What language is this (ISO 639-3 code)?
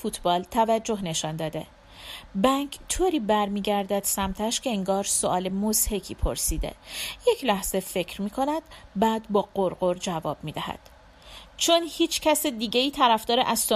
fas